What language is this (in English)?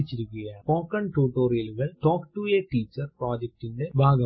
Malayalam